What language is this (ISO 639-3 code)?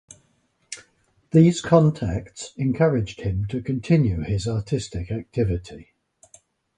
eng